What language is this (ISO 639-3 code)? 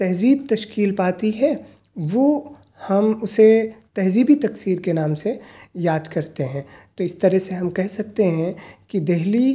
urd